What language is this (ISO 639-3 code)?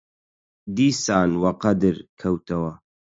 ckb